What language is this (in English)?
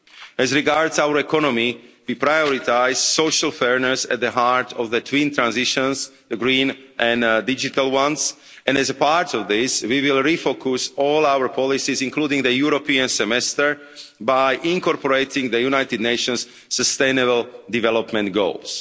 English